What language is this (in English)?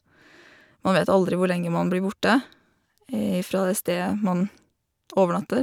Norwegian